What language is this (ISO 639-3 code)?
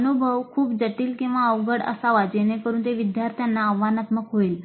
mar